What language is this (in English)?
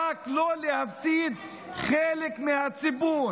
Hebrew